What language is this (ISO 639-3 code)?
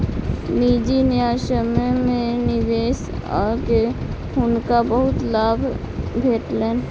mai